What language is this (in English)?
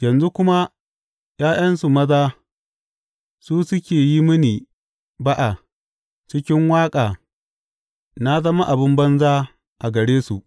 Hausa